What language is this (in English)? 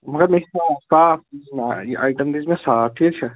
Kashmiri